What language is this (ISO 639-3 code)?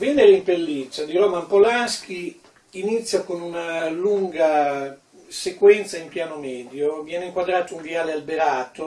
ita